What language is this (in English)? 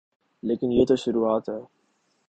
Urdu